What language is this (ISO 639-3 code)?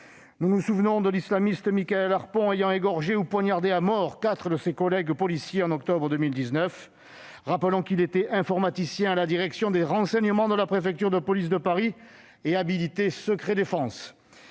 fra